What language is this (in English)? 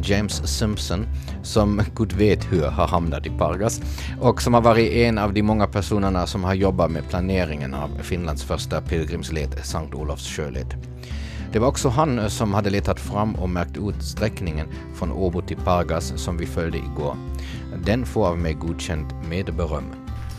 Swedish